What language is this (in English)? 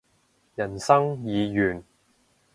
Cantonese